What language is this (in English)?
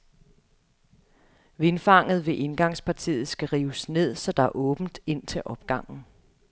Danish